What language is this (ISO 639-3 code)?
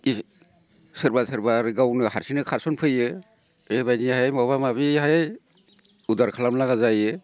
brx